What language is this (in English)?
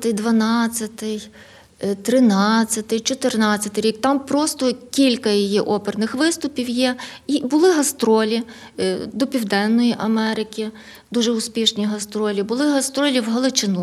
Ukrainian